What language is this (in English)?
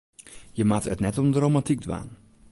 Western Frisian